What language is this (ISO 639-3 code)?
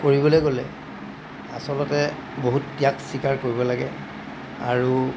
asm